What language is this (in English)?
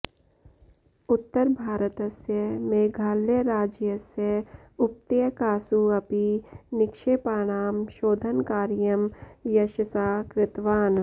Sanskrit